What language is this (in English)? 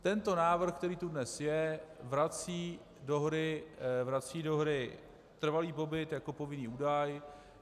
Czech